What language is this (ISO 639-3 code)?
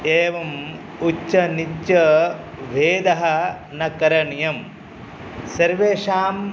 san